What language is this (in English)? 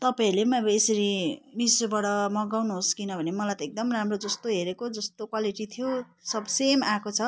Nepali